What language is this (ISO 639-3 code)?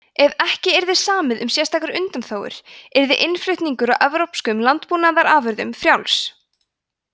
isl